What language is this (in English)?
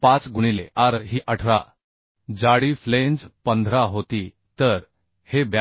Marathi